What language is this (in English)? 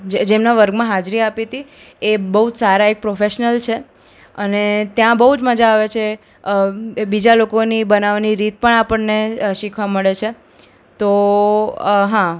Gujarati